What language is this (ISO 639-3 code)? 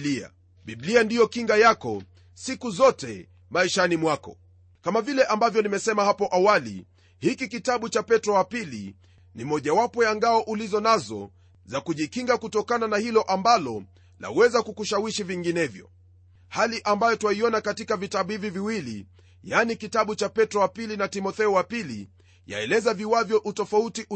swa